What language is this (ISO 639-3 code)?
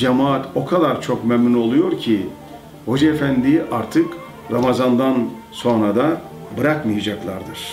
tur